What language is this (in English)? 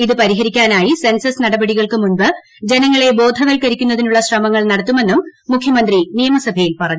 Malayalam